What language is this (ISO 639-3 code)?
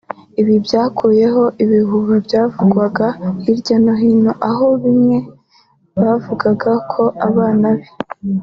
kin